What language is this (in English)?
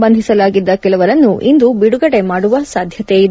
Kannada